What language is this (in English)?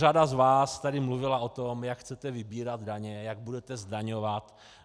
Czech